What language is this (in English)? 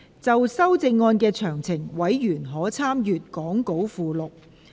Cantonese